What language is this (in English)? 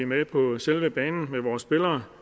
Danish